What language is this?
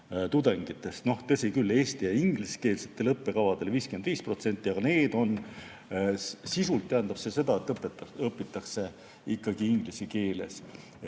Estonian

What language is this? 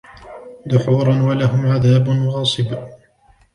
Arabic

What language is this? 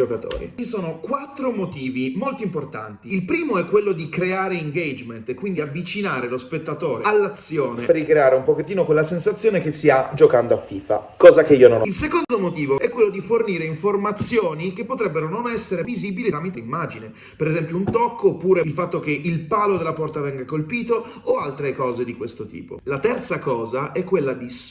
Italian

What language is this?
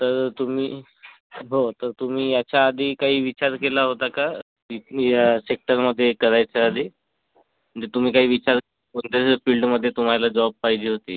Marathi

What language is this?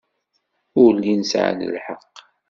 Kabyle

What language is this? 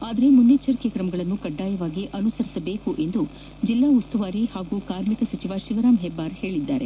Kannada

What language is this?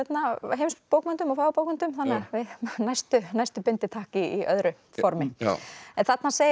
Icelandic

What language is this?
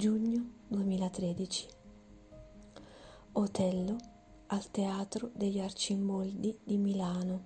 Italian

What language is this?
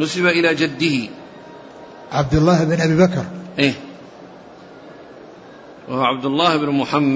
Arabic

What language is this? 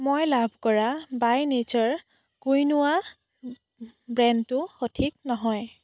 Assamese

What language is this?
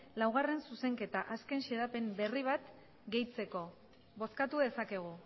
Basque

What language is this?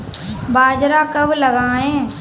Hindi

